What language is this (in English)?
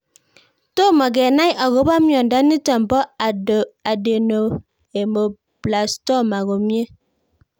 Kalenjin